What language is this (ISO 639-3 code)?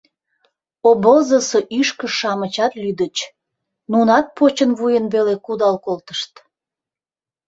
chm